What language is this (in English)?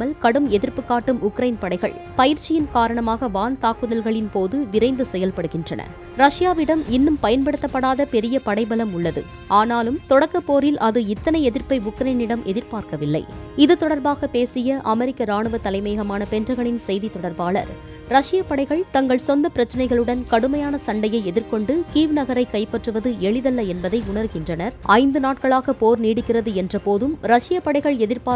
Turkish